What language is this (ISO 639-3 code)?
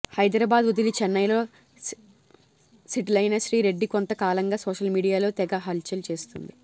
tel